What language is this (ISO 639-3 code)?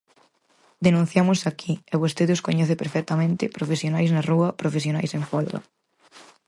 glg